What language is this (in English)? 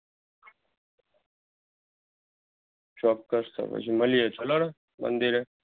Gujarati